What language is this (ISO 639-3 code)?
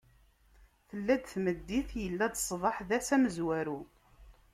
kab